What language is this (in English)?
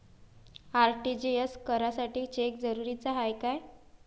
Marathi